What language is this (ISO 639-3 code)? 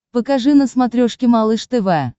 rus